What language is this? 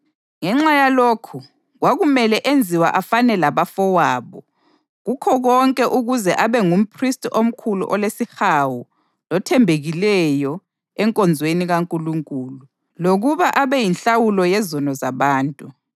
North Ndebele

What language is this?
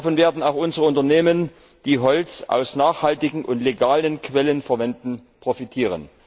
German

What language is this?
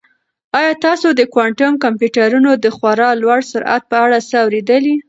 Pashto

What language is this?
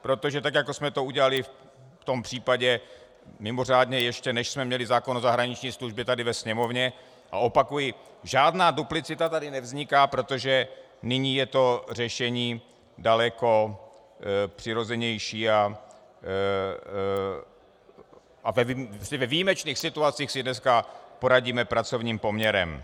Czech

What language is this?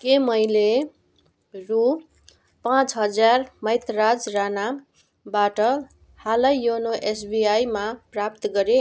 Nepali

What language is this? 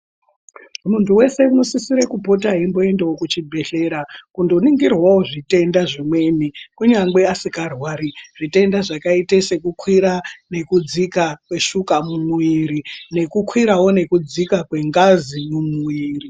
Ndau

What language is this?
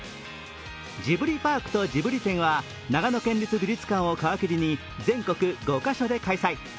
Japanese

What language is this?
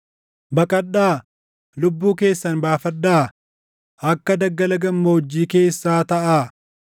Oromo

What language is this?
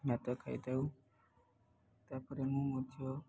Odia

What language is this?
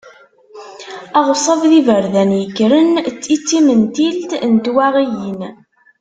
Kabyle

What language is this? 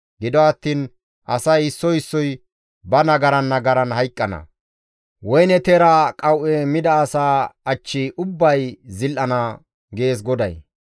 Gamo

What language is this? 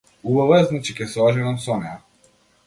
Macedonian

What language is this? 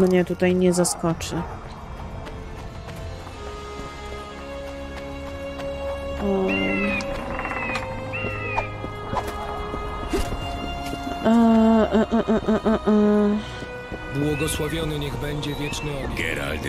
Polish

